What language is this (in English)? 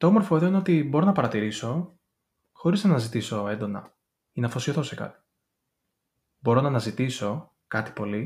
Greek